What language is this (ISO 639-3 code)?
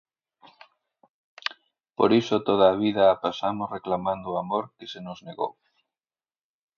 glg